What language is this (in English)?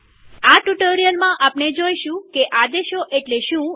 Gujarati